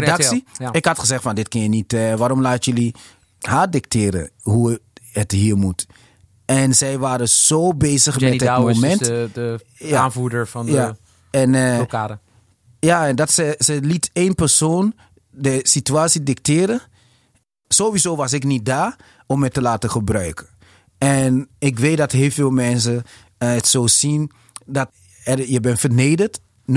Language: Dutch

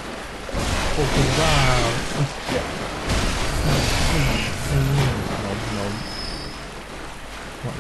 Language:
Thai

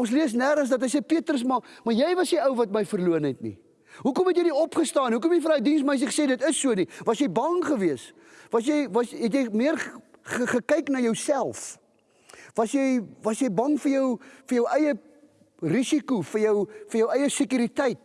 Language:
Dutch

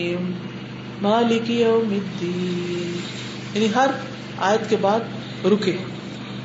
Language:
Urdu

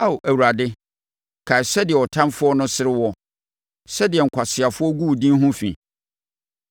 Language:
Akan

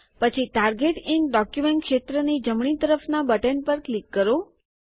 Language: Gujarati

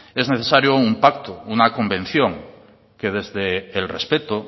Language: Spanish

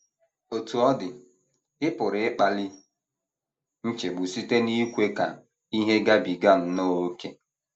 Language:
Igbo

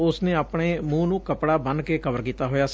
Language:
Punjabi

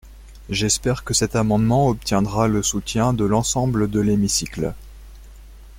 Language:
French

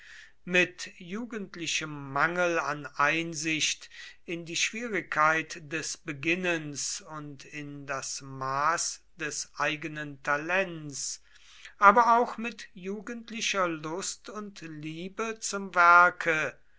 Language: German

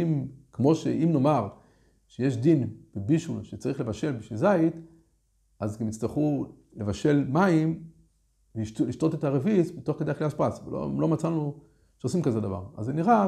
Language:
Hebrew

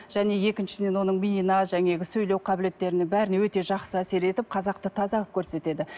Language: Kazakh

